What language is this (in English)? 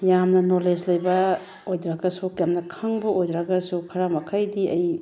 Manipuri